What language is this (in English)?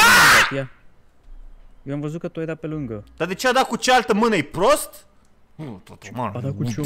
Romanian